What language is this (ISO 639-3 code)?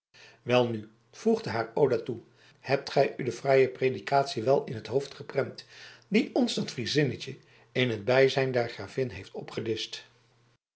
nld